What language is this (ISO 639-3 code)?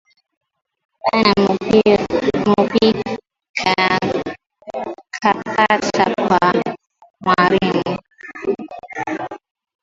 swa